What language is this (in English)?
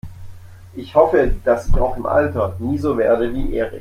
German